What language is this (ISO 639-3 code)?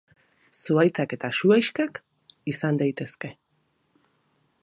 eus